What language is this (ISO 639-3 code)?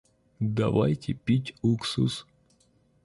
rus